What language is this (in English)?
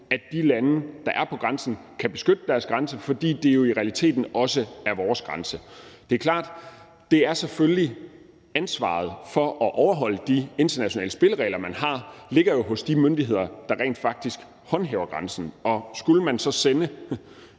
Danish